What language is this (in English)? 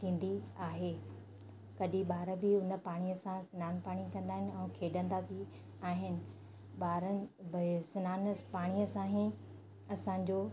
Sindhi